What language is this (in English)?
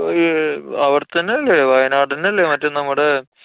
Malayalam